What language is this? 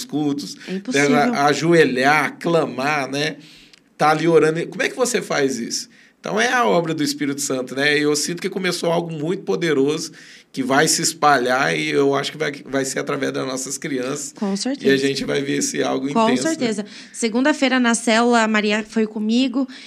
Portuguese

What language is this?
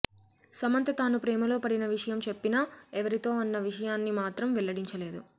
Telugu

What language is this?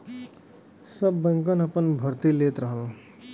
Bhojpuri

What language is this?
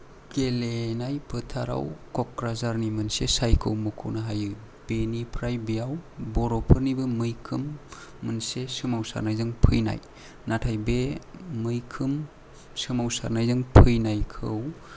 Bodo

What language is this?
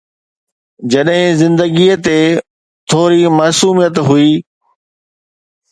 Sindhi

